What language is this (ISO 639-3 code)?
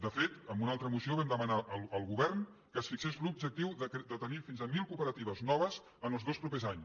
cat